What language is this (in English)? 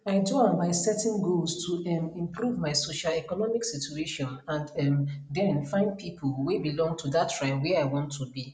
Nigerian Pidgin